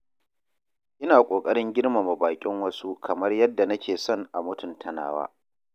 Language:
Hausa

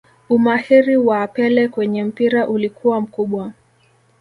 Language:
Swahili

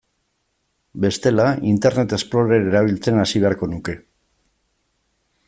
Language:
Basque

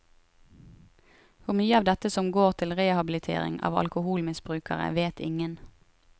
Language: Norwegian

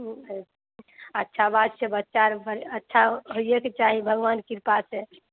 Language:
Maithili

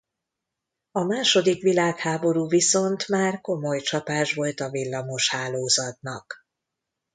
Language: Hungarian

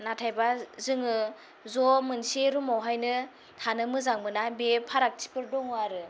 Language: Bodo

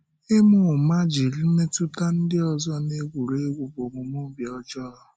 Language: Igbo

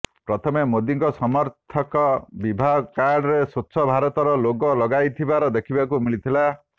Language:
Odia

